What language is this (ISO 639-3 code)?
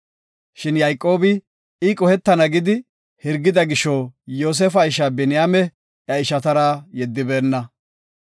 gof